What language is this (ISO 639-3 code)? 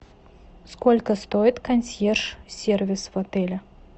rus